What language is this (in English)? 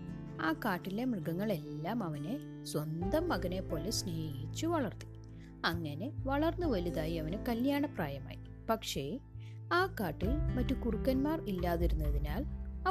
Malayalam